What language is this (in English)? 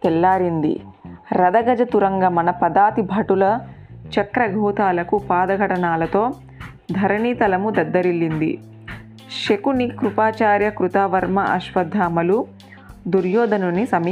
Telugu